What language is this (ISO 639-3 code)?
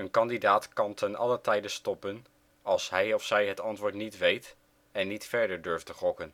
nld